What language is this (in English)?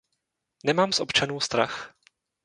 Czech